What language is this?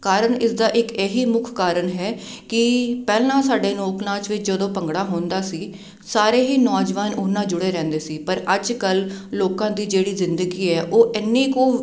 Punjabi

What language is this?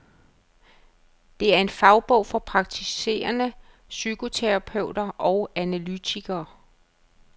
Danish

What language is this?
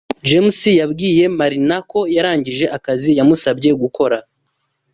Kinyarwanda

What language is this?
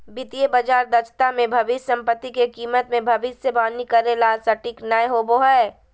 Magahi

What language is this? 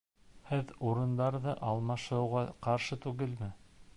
Bashkir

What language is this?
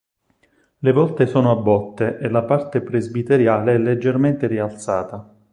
Italian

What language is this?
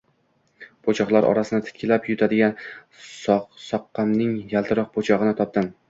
Uzbek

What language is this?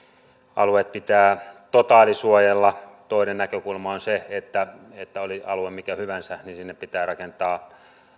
Finnish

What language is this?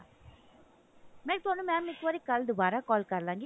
Punjabi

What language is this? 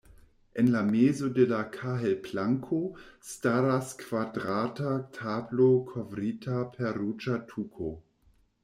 Esperanto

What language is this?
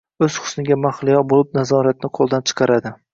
Uzbek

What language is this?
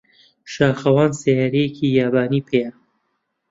Central Kurdish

